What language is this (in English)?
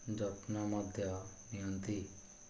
Odia